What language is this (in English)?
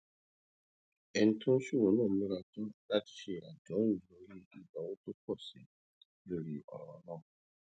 Yoruba